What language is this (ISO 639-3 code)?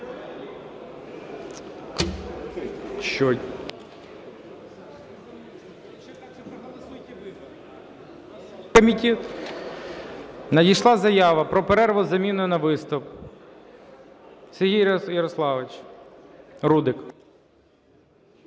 ukr